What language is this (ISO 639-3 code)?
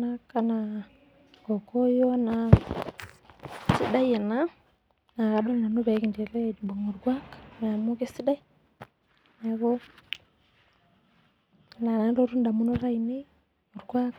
mas